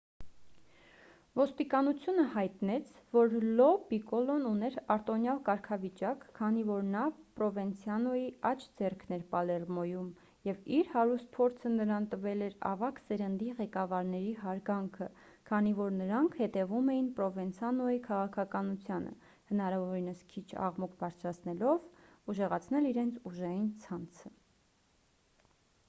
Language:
Armenian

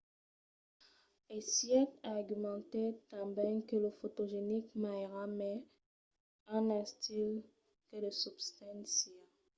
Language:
Occitan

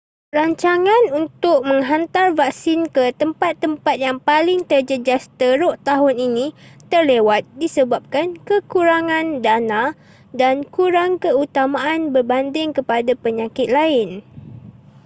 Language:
Malay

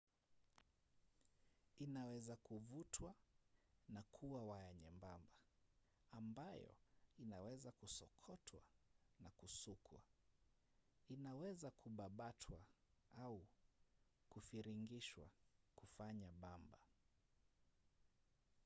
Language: Swahili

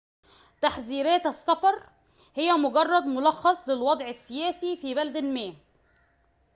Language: Arabic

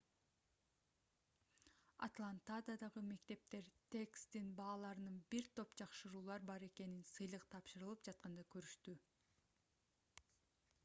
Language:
Kyrgyz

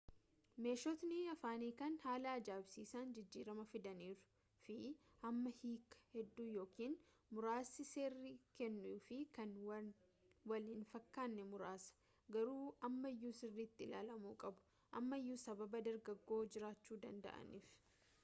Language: Oromo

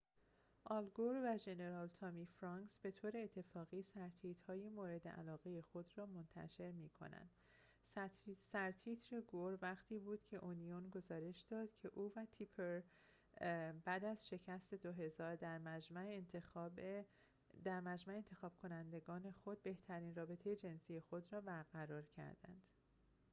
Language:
Persian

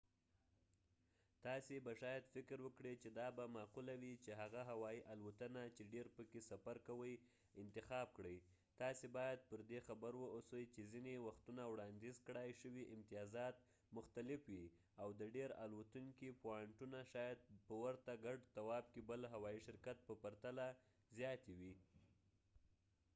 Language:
Pashto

